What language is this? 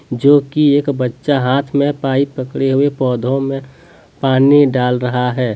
Hindi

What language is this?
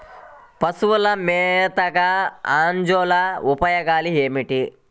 Telugu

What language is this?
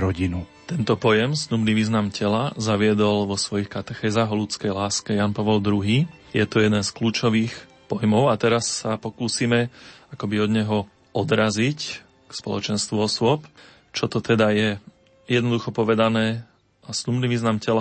Slovak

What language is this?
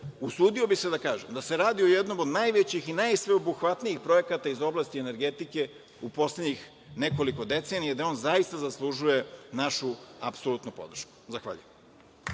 Serbian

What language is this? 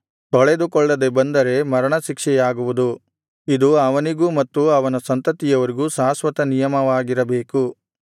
Kannada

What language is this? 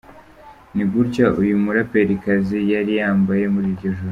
Kinyarwanda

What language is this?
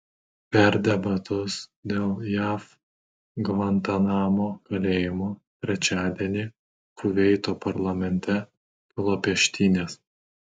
Lithuanian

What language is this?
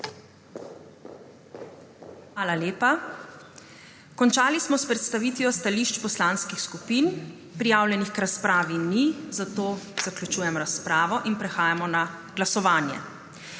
Slovenian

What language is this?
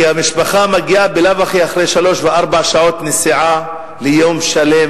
Hebrew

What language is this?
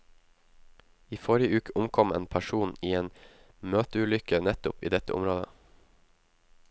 Norwegian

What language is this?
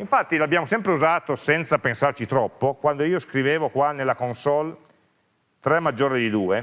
Italian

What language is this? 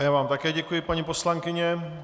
Czech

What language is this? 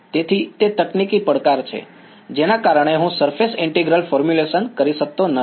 Gujarati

